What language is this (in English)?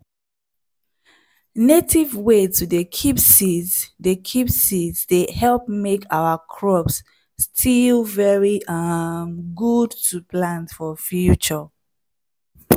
Nigerian Pidgin